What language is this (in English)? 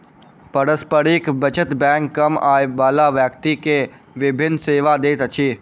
Maithili